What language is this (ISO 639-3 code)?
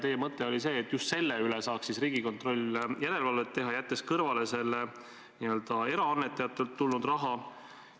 est